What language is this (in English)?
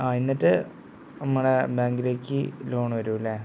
Malayalam